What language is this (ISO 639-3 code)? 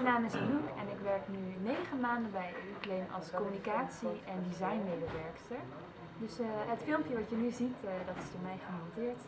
nld